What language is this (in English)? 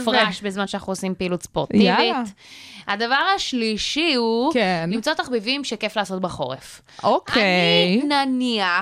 Hebrew